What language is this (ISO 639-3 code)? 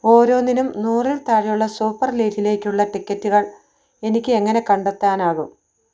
mal